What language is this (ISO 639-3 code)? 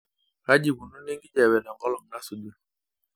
mas